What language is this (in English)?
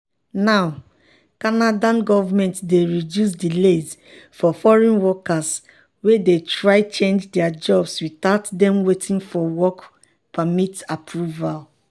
Nigerian Pidgin